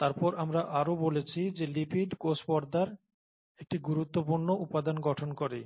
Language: Bangla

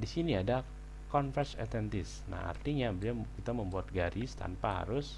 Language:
Indonesian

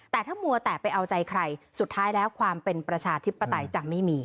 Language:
Thai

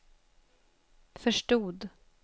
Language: Swedish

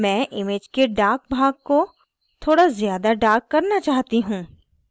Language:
Hindi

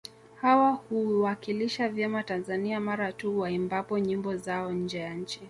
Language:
Swahili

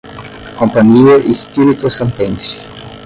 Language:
Portuguese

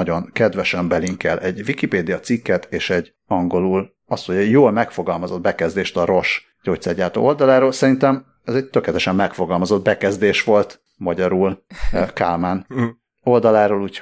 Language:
Hungarian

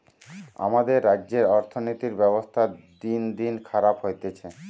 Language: Bangla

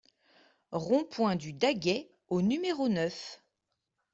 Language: French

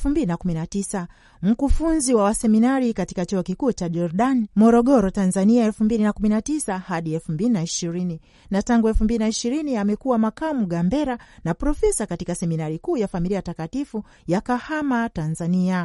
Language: Swahili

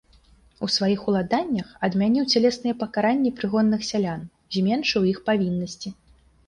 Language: Belarusian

